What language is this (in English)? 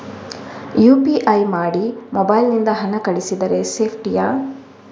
Kannada